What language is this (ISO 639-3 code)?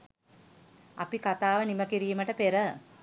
sin